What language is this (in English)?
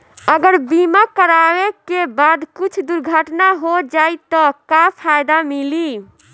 Bhojpuri